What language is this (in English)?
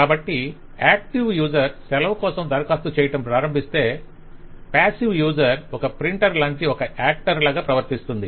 Telugu